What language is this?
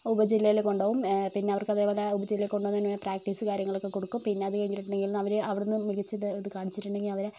Malayalam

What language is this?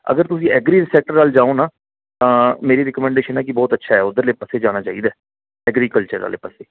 Punjabi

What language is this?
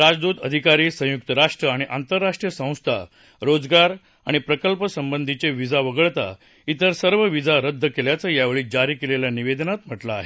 Marathi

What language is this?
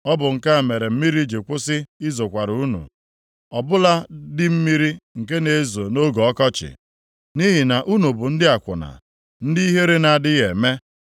Igbo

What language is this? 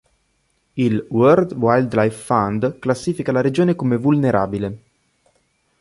Italian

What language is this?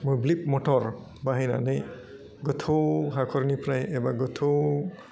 Bodo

